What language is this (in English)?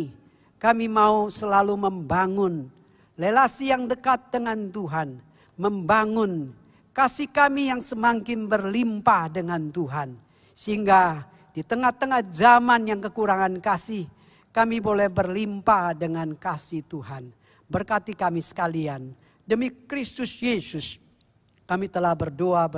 Indonesian